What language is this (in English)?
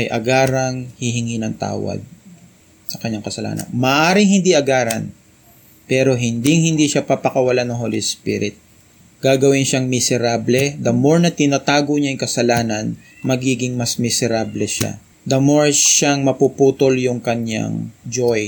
Filipino